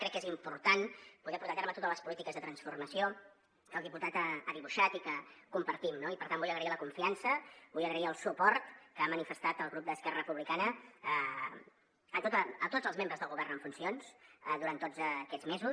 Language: Catalan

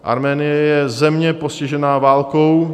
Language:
Czech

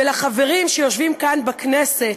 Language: Hebrew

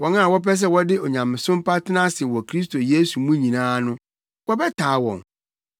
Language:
Akan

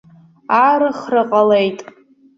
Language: Abkhazian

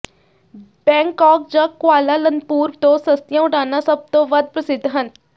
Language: Punjabi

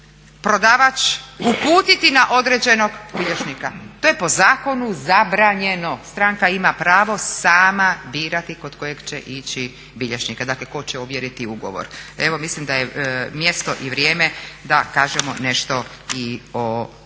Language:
Croatian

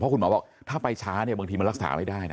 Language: Thai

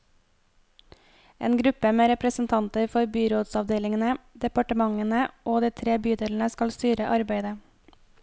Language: Norwegian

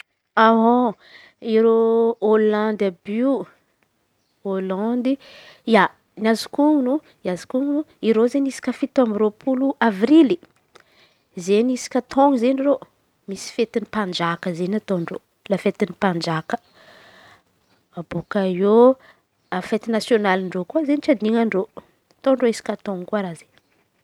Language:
Antankarana Malagasy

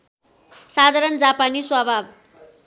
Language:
Nepali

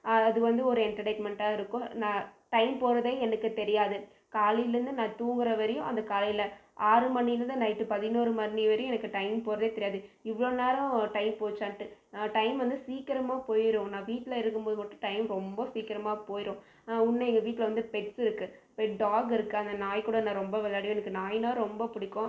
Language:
Tamil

